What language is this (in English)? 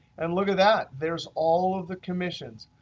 English